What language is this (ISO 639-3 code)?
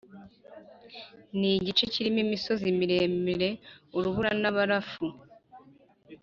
kin